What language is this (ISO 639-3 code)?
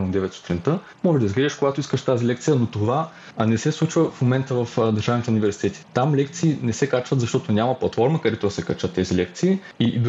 bul